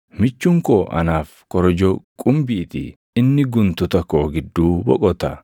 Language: Oromo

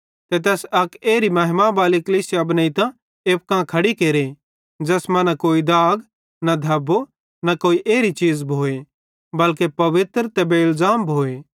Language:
Bhadrawahi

